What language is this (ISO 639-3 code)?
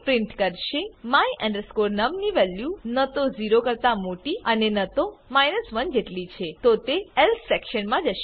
guj